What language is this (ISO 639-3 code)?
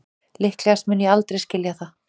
isl